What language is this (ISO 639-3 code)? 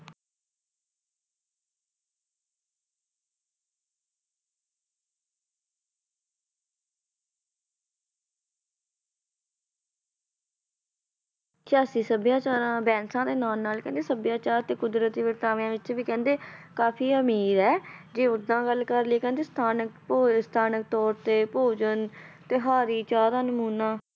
pan